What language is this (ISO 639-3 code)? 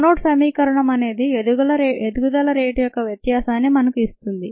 tel